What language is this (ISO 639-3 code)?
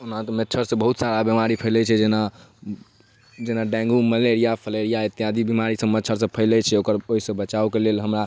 mai